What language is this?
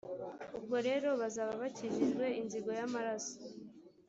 Kinyarwanda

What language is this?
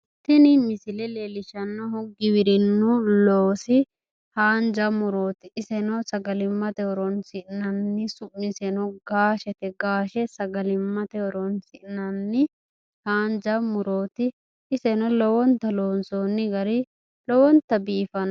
Sidamo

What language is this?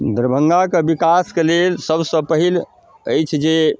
Maithili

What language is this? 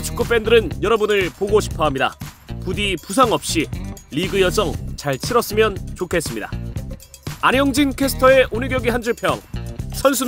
Korean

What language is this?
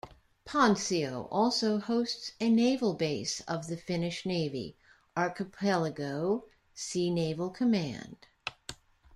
English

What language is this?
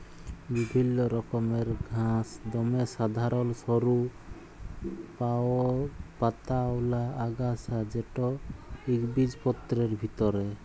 Bangla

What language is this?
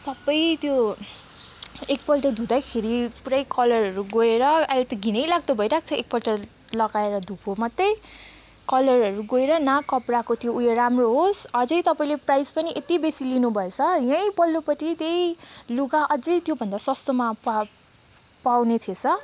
Nepali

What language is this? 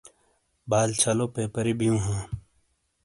Shina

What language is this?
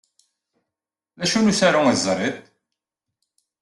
Kabyle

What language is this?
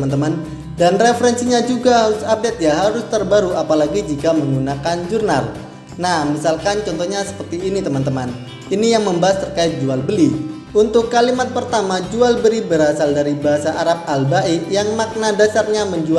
Indonesian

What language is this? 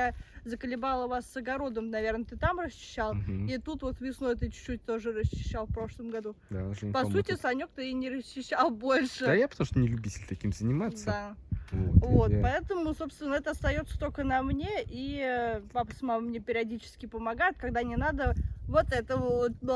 Russian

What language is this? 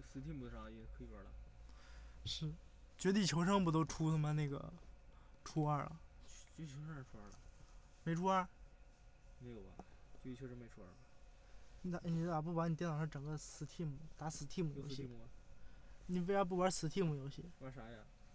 Chinese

